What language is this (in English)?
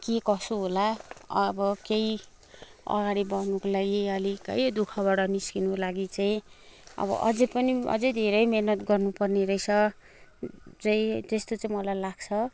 Nepali